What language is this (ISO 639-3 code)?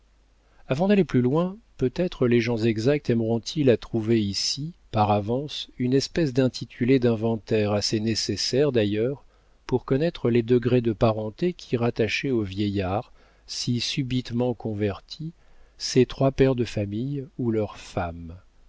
fra